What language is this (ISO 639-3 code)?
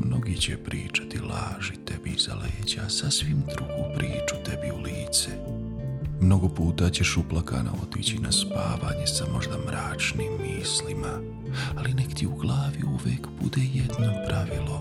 hrv